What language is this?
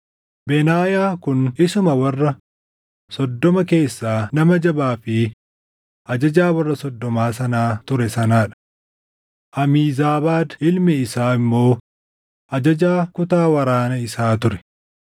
Oromo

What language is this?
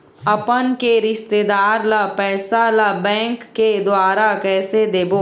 Chhattisgarhi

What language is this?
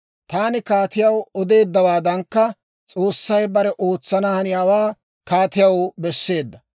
Dawro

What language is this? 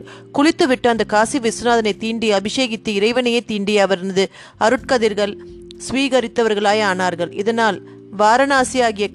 Tamil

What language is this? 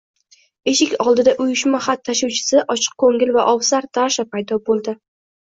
Uzbek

